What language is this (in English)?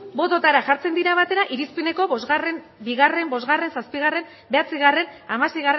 Basque